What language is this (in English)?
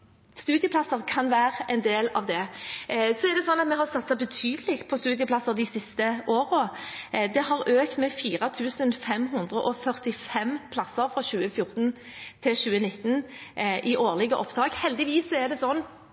Norwegian Bokmål